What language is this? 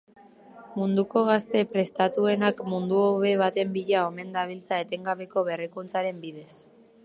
Basque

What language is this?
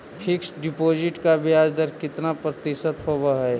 Magahi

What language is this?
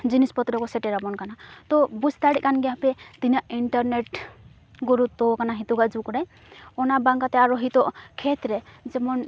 Santali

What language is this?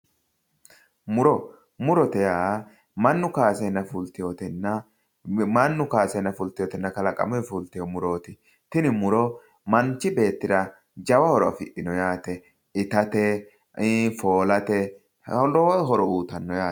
Sidamo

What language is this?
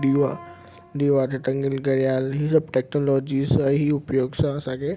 Sindhi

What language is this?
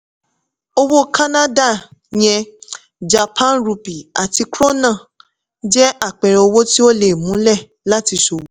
Yoruba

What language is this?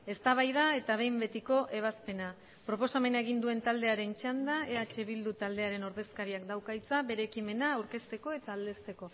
Basque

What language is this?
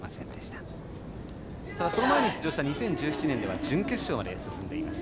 Japanese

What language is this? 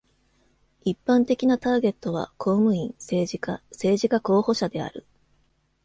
Japanese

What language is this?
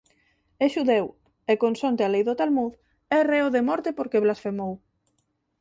Galician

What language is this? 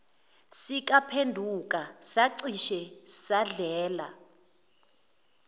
Zulu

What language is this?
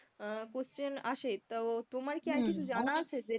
Bangla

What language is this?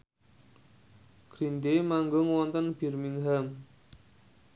Javanese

